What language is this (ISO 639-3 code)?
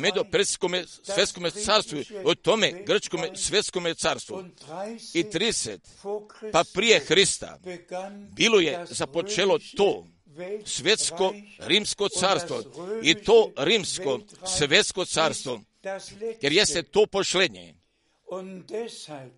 hrv